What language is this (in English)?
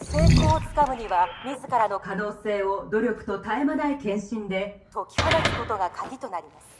Japanese